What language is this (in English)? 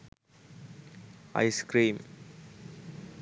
Sinhala